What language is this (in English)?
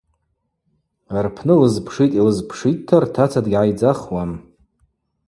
Abaza